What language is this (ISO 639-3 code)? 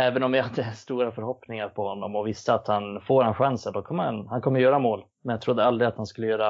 swe